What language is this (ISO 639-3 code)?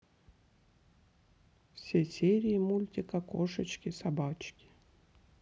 rus